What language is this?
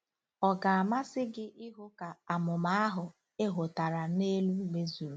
Igbo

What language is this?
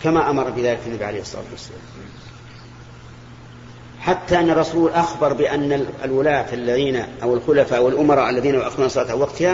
Arabic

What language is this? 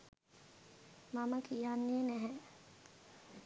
Sinhala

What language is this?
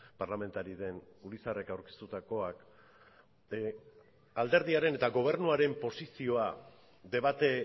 Basque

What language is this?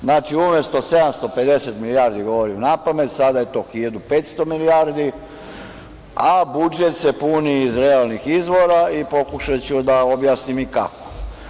Serbian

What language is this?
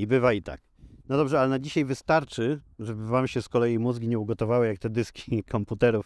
Polish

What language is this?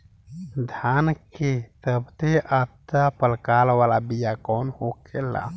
Bhojpuri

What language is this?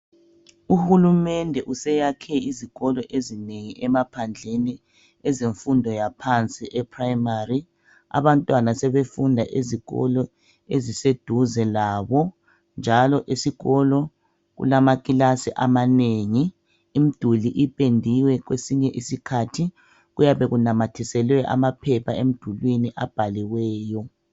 North Ndebele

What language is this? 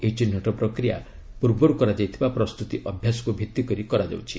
Odia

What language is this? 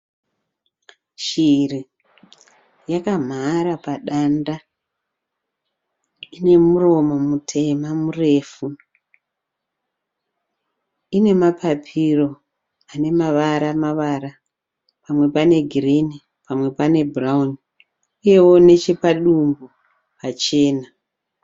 Shona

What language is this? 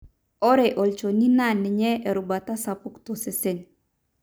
Masai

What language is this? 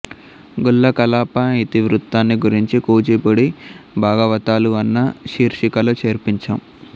Telugu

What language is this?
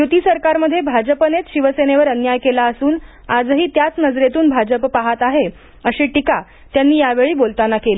Marathi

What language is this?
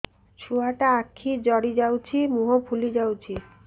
Odia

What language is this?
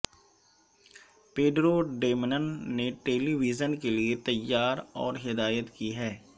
Urdu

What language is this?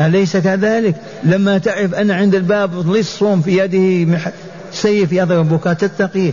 Arabic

